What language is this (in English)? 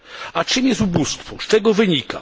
Polish